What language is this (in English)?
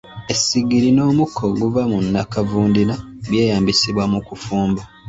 Ganda